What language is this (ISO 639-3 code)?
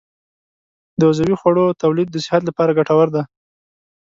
pus